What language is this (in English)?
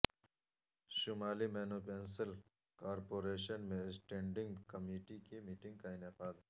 Urdu